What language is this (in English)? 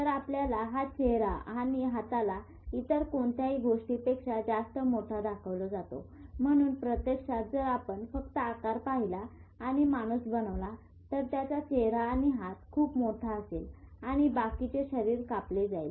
Marathi